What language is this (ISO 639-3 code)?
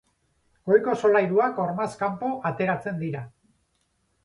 eus